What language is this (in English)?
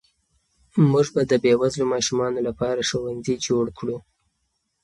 Pashto